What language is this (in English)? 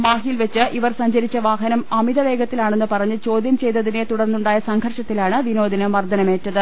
Malayalam